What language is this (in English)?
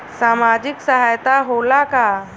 Bhojpuri